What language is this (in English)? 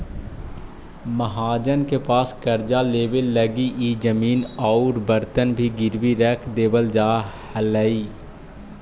Magahi